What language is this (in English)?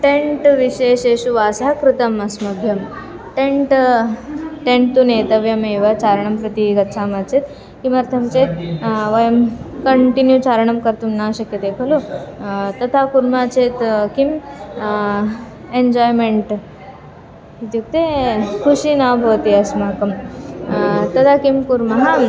Sanskrit